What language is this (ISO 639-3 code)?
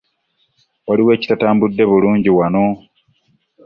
lug